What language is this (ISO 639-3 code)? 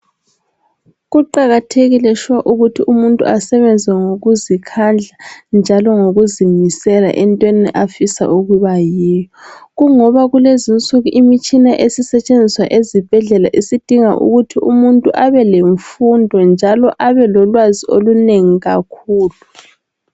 nde